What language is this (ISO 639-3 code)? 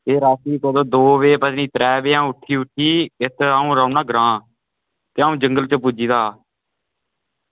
doi